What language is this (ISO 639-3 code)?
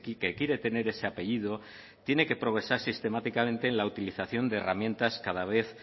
spa